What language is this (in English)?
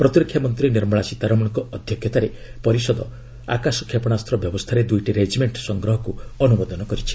Odia